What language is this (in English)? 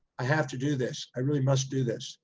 English